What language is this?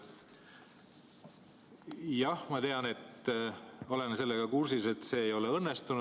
Estonian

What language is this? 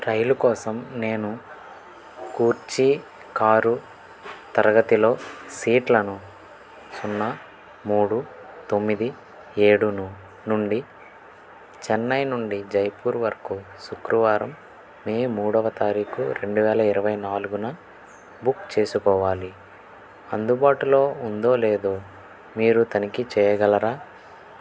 Telugu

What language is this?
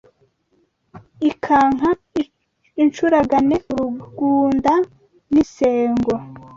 Kinyarwanda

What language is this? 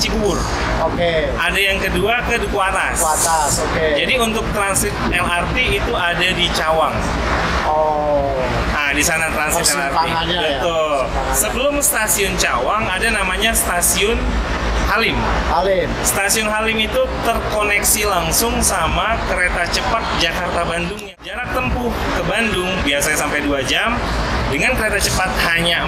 Indonesian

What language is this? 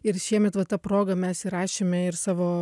Lithuanian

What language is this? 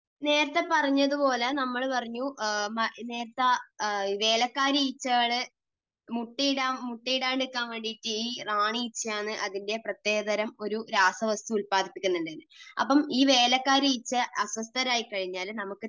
Malayalam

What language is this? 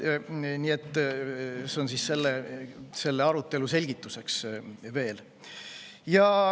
Estonian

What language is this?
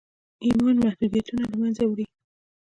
Pashto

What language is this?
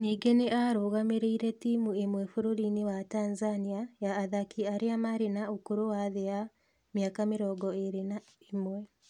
Kikuyu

